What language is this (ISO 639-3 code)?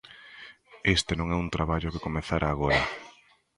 glg